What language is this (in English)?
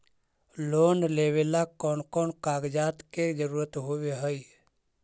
Magahi